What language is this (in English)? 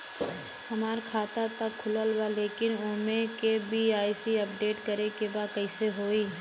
Bhojpuri